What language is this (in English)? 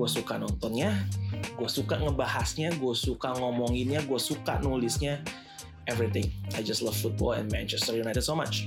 Indonesian